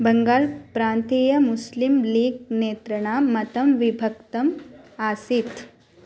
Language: Sanskrit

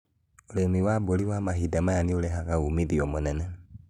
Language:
Kikuyu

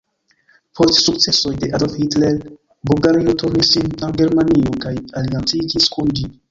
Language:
Esperanto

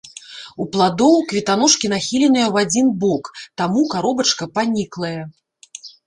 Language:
Belarusian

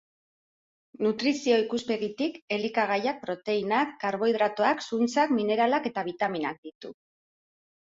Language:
Basque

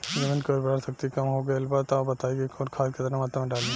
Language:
Bhojpuri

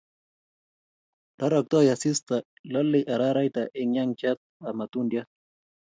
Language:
Kalenjin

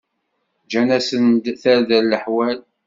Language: Kabyle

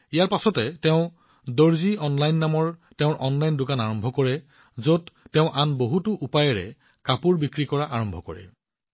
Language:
Assamese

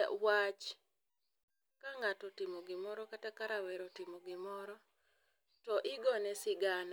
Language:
Luo (Kenya and Tanzania)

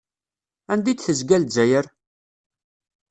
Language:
Kabyle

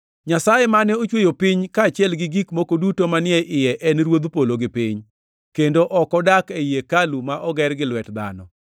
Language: Luo (Kenya and Tanzania)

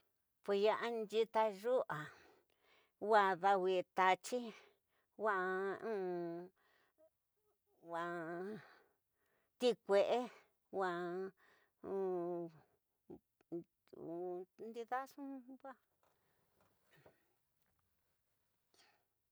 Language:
Tidaá Mixtec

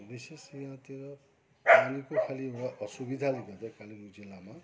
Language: Nepali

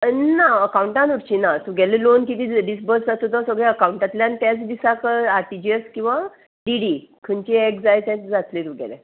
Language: Konkani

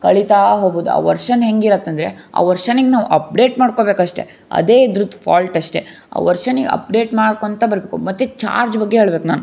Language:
Kannada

